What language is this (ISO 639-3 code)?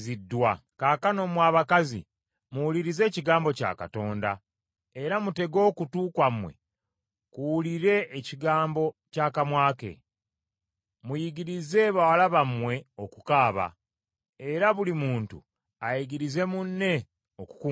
lug